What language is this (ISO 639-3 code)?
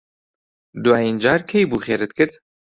ckb